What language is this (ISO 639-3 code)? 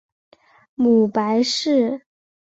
zho